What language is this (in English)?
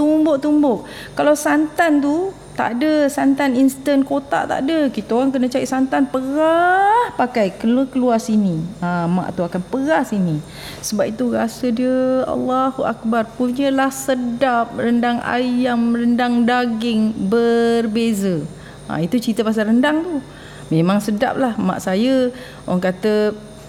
Malay